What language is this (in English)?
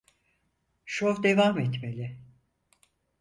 Turkish